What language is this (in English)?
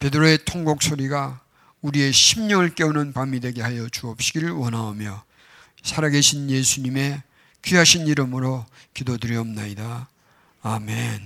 Korean